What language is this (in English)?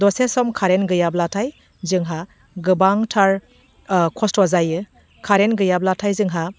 Bodo